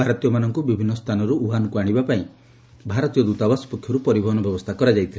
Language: Odia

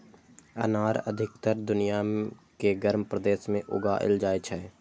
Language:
Maithili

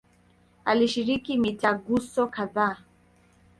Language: Swahili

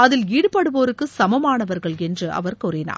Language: Tamil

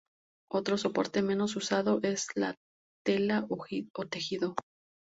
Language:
Spanish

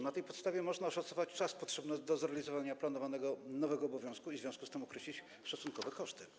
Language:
Polish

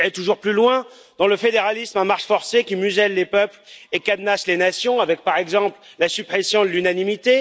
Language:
French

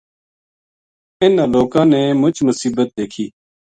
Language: Gujari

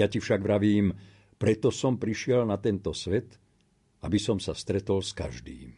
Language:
Slovak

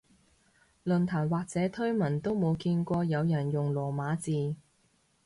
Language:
Cantonese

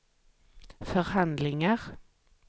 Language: Swedish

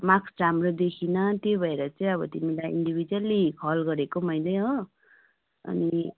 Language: Nepali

